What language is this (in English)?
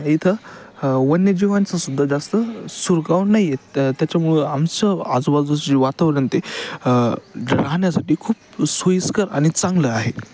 Marathi